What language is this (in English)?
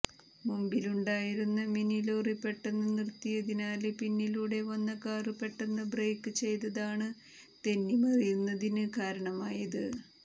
Malayalam